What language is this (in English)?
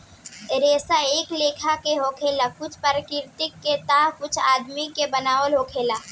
Bhojpuri